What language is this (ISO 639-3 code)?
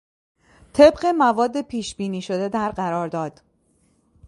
fas